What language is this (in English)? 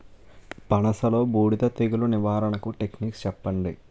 Telugu